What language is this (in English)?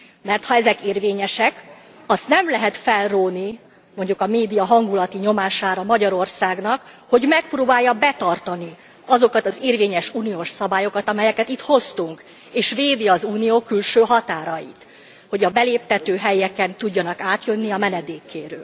Hungarian